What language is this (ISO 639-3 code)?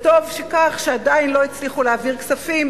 heb